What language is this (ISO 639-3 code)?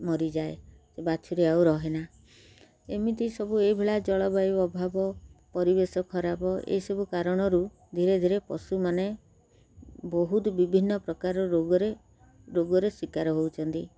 ori